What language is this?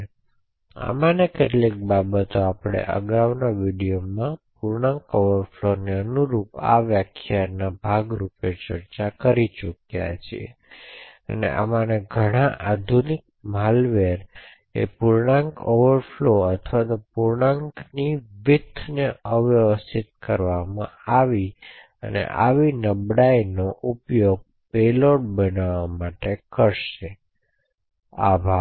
Gujarati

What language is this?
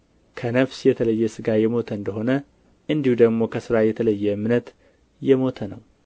Amharic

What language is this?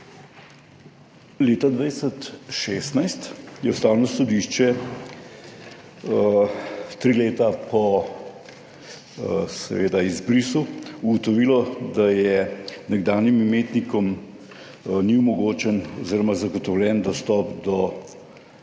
Slovenian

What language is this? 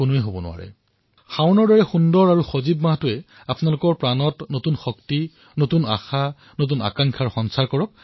Assamese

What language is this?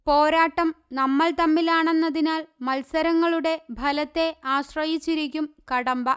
Malayalam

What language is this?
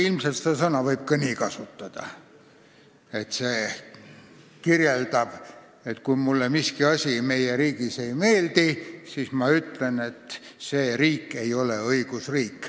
Estonian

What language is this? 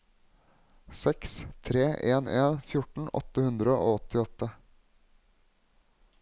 Norwegian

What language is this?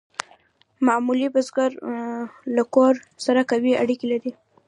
Pashto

